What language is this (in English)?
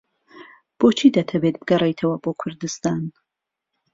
Central Kurdish